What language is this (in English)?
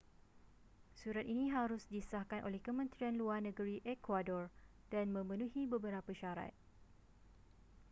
Malay